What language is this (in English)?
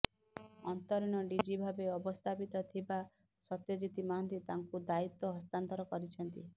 Odia